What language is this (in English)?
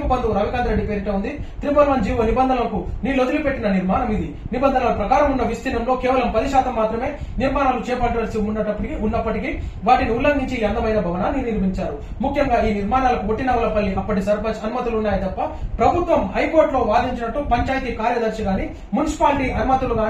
Telugu